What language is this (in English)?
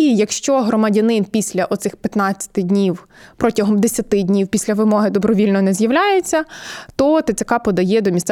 Ukrainian